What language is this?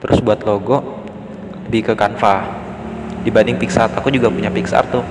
Indonesian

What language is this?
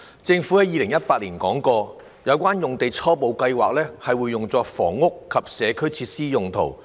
Cantonese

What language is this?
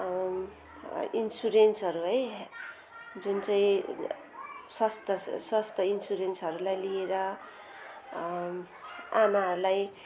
Nepali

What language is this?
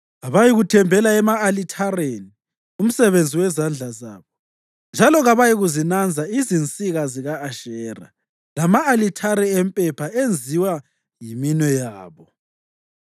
North Ndebele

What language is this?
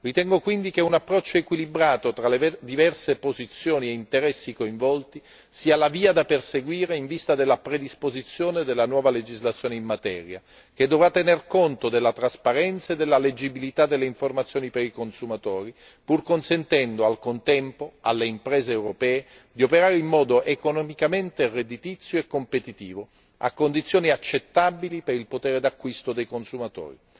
Italian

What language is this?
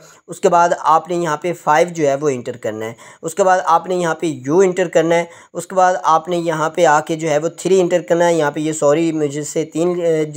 Hindi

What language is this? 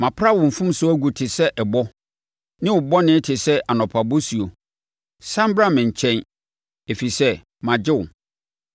Akan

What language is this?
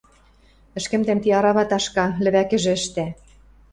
Western Mari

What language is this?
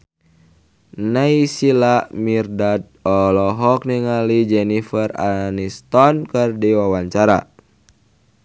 Sundanese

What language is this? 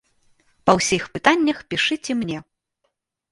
Belarusian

